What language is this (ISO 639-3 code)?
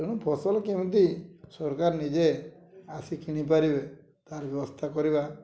ori